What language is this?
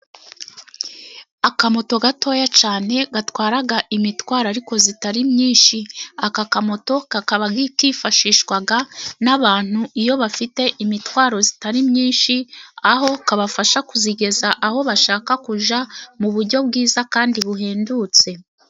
Kinyarwanda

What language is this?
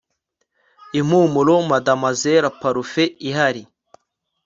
Kinyarwanda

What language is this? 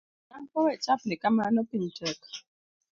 Luo (Kenya and Tanzania)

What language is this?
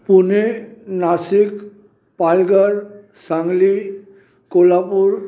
Sindhi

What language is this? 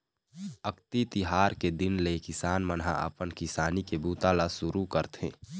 Chhattisgarhi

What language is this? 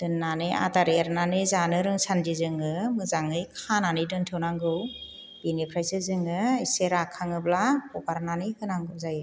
Bodo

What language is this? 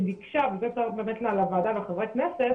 Hebrew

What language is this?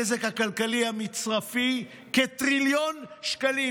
Hebrew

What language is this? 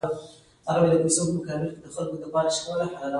Pashto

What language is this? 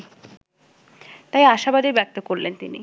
Bangla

